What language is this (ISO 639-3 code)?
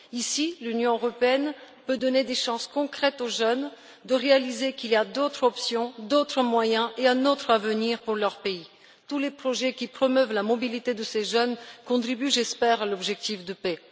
fra